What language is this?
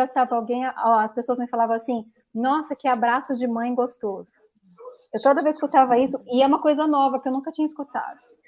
Portuguese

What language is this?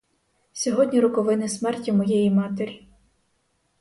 Ukrainian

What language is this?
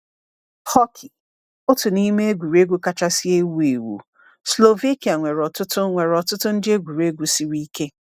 Igbo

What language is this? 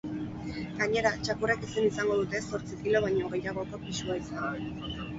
Basque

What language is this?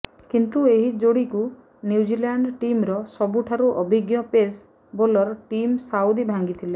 Odia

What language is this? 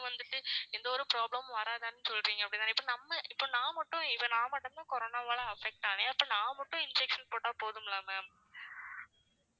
Tamil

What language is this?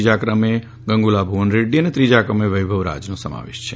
Gujarati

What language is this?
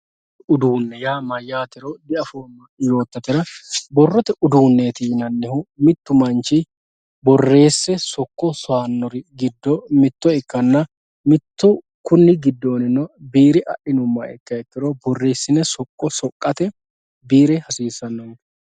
Sidamo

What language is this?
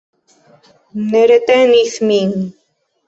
Esperanto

